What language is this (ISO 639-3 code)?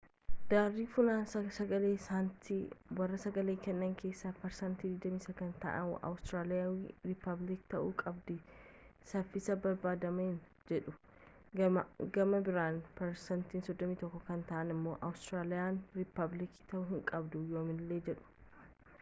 orm